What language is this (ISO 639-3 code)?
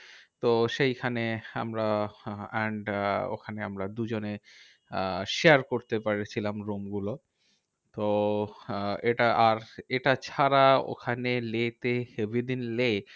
ben